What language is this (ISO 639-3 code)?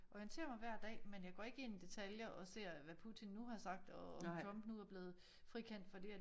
dan